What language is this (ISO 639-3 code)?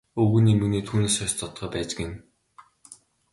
mon